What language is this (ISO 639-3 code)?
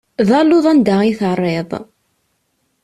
kab